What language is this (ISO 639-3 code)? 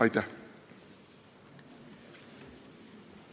est